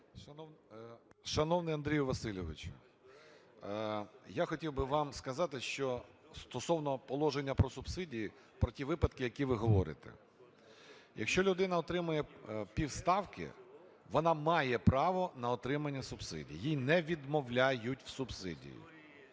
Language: Ukrainian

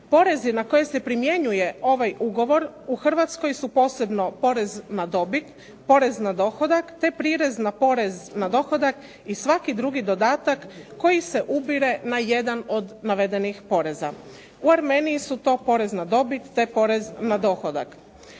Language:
Croatian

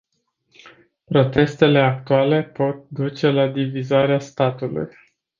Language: Romanian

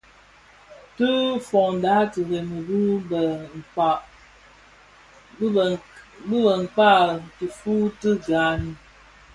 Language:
Bafia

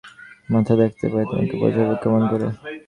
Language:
Bangla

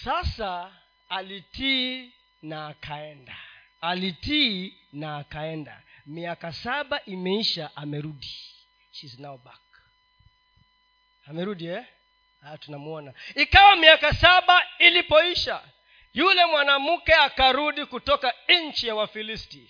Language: Swahili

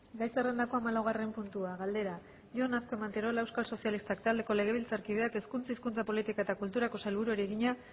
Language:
Basque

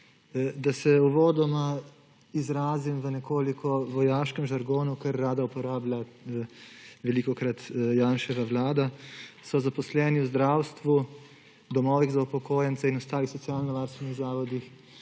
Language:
Slovenian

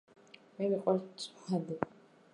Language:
Georgian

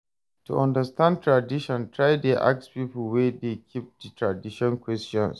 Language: Nigerian Pidgin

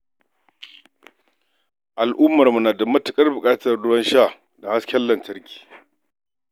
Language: Hausa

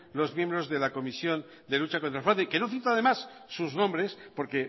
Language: Spanish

